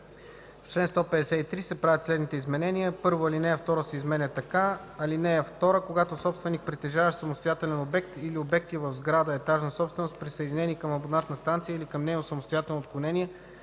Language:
Bulgarian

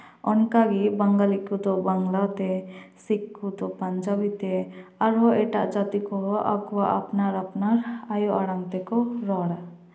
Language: Santali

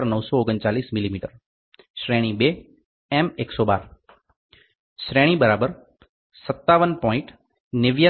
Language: Gujarati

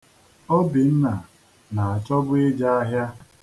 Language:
Igbo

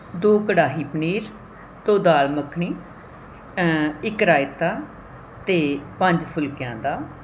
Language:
Punjabi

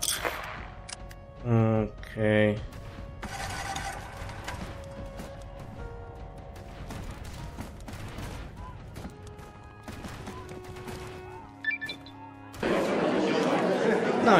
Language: Polish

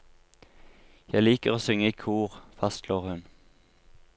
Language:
Norwegian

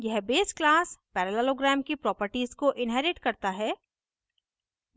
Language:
Hindi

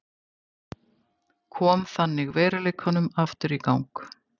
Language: Icelandic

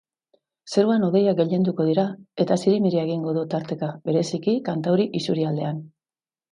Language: Basque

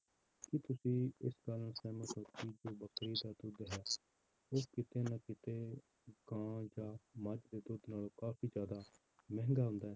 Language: Punjabi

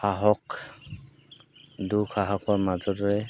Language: Assamese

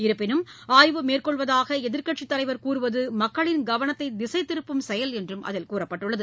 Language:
Tamil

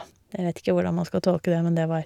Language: Norwegian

